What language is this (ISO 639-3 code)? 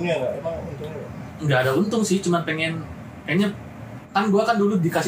ind